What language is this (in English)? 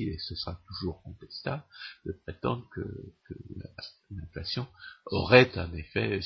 French